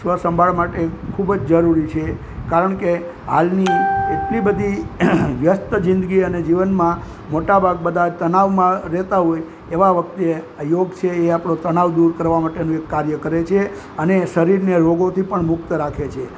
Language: Gujarati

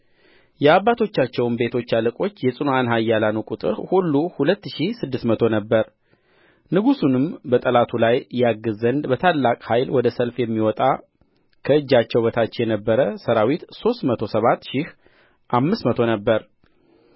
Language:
Amharic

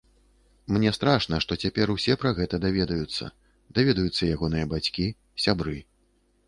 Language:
Belarusian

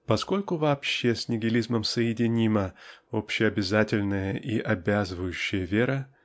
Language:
Russian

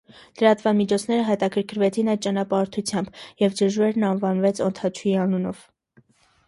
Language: Armenian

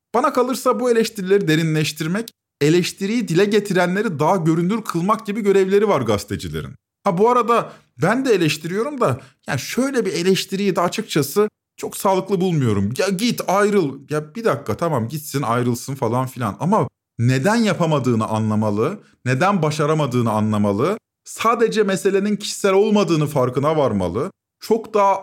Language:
Turkish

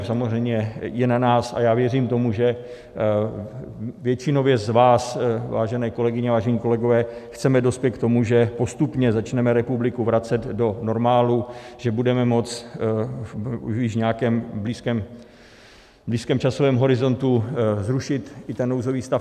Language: Czech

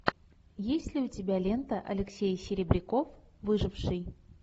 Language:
Russian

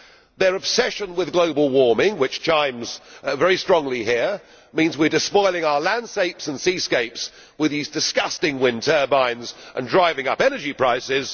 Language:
English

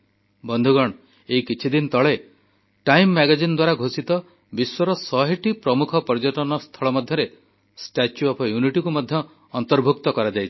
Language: Odia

